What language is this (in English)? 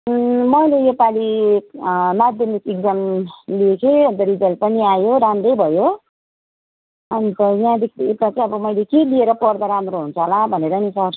Nepali